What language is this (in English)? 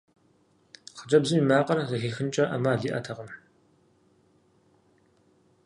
Kabardian